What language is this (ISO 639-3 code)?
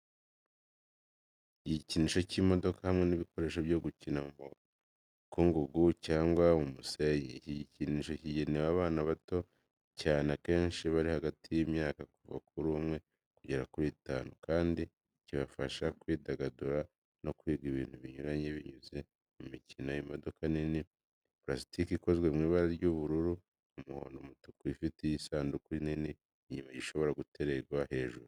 kin